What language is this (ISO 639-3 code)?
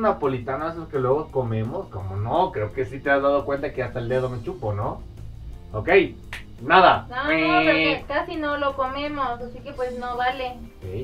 spa